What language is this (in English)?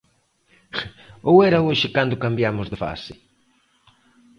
Galician